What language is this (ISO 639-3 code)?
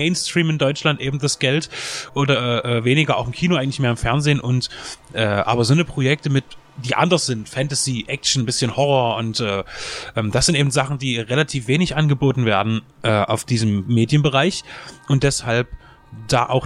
deu